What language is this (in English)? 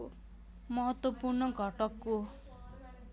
Nepali